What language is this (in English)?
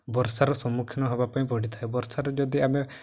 Odia